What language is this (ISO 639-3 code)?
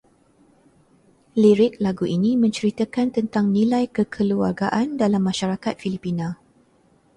msa